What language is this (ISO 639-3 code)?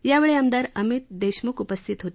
mar